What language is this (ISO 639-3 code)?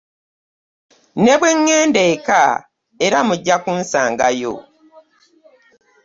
lug